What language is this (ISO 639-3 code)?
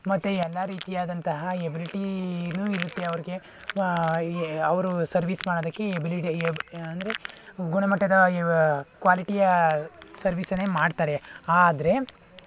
kan